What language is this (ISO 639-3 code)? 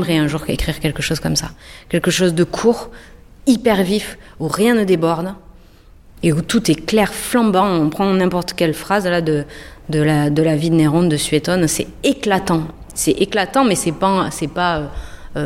fra